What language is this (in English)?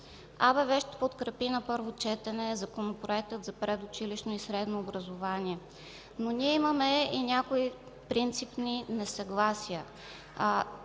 Bulgarian